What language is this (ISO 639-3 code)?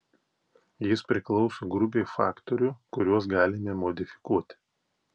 lit